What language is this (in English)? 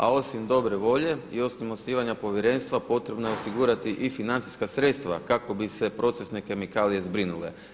Croatian